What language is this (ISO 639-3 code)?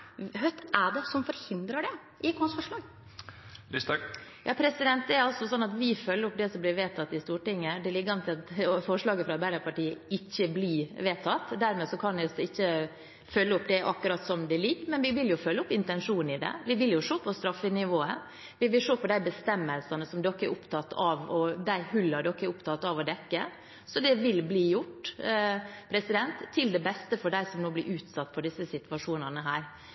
nor